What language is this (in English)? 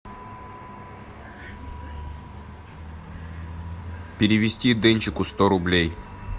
Russian